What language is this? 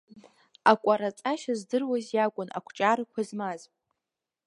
Abkhazian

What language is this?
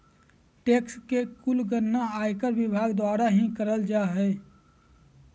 Magahi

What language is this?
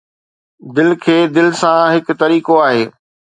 Sindhi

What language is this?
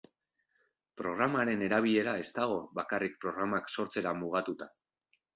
Basque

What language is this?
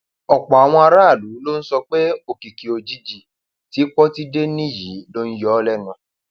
Yoruba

